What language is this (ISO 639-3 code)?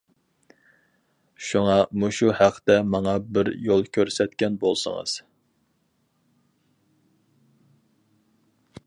uig